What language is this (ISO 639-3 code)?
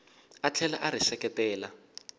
tso